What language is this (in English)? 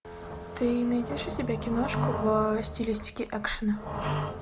Russian